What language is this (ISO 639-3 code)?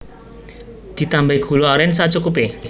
jav